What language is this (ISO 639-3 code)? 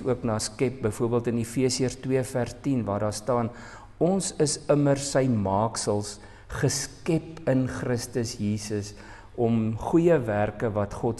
nld